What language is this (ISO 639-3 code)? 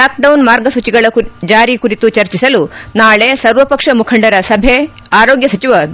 kan